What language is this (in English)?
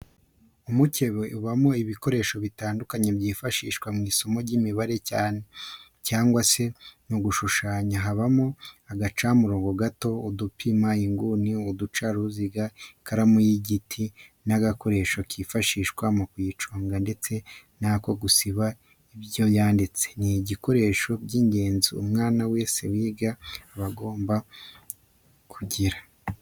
Kinyarwanda